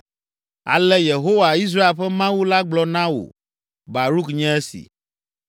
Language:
Ewe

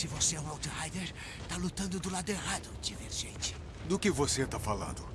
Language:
Portuguese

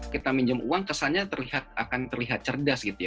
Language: Indonesian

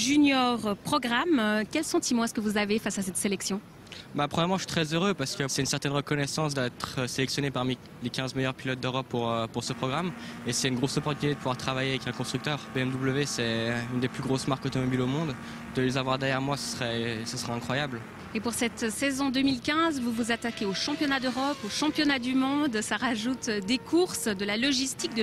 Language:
French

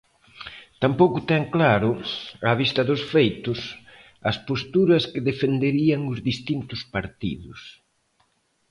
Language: Galician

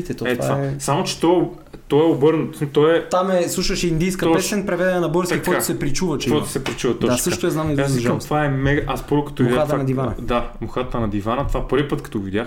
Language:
Bulgarian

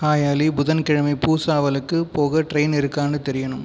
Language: Tamil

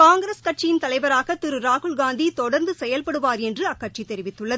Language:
Tamil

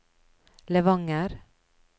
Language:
Norwegian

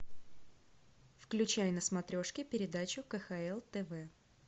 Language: Russian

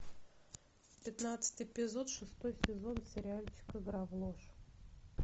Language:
Russian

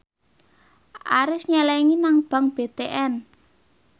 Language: Javanese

